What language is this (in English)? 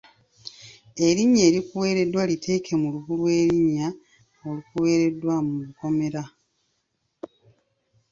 Ganda